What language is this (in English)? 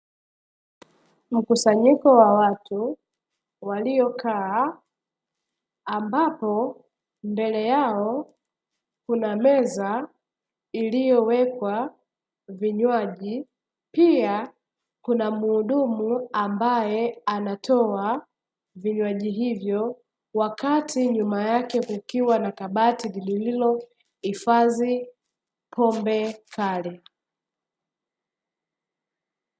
Swahili